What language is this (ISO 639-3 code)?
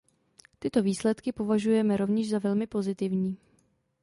ces